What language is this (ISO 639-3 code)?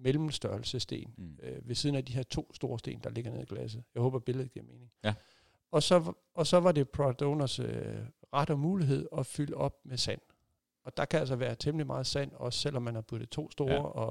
dan